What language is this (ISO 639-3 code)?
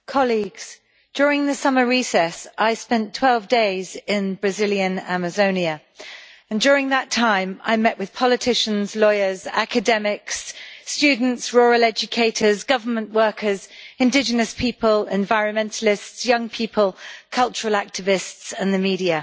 eng